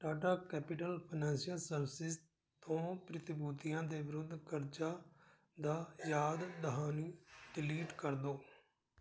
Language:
Punjabi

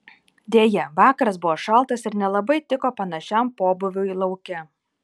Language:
Lithuanian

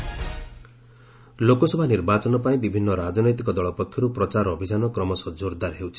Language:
Odia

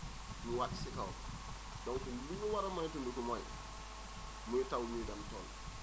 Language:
Wolof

